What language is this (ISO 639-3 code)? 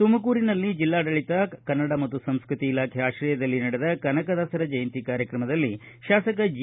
kan